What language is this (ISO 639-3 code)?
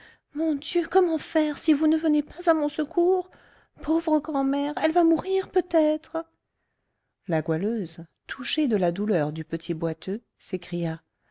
fra